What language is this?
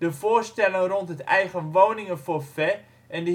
Dutch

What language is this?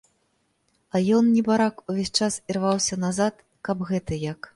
Belarusian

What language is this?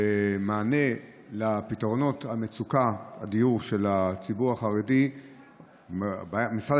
Hebrew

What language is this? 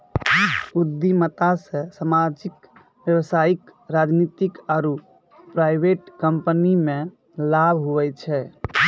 Maithili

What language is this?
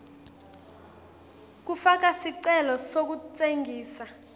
Swati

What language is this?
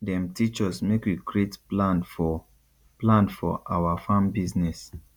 Nigerian Pidgin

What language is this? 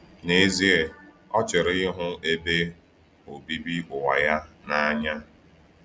Igbo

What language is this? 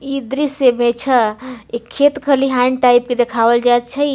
Maithili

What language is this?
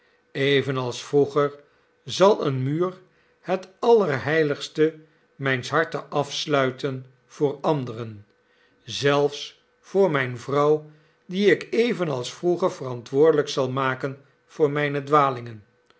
Dutch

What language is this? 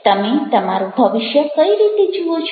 Gujarati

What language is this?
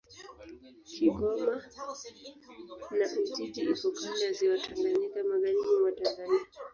Swahili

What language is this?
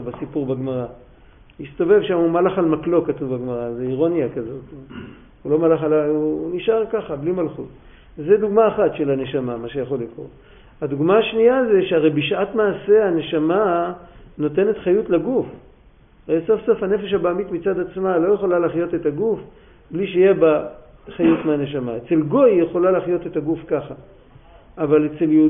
Hebrew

